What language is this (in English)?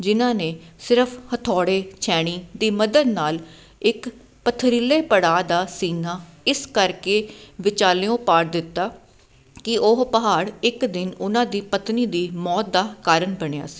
Punjabi